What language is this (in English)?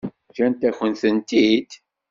Kabyle